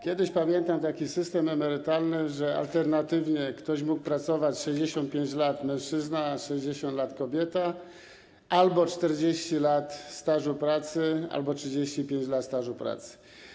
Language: Polish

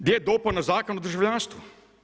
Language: Croatian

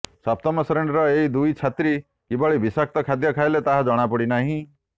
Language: Odia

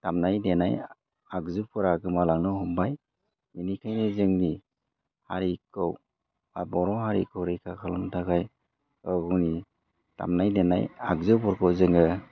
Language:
Bodo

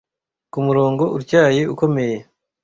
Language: Kinyarwanda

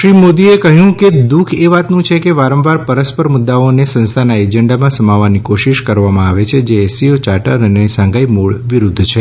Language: Gujarati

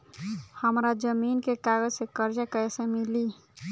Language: Bhojpuri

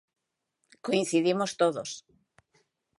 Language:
Galician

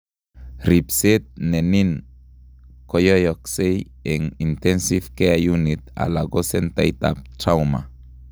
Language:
Kalenjin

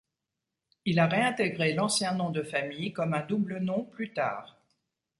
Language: French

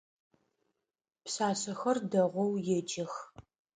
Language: Adyghe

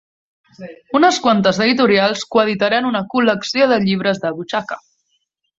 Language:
Catalan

